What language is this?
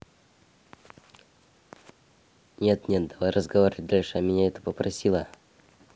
Russian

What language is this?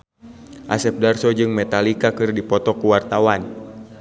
Sundanese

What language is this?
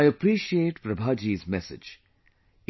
English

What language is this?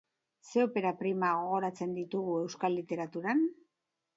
Basque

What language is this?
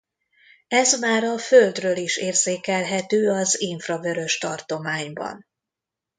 Hungarian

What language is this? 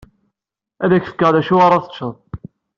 Kabyle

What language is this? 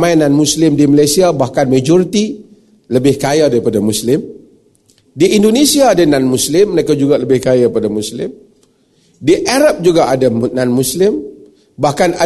Malay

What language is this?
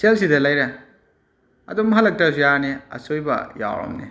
Manipuri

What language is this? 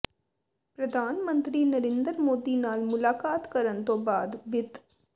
Punjabi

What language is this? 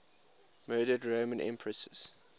English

